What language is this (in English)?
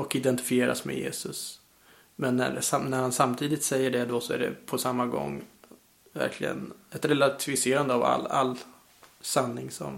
Swedish